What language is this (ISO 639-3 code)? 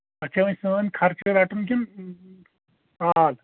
kas